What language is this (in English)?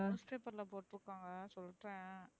Tamil